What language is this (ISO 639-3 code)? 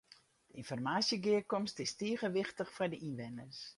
fry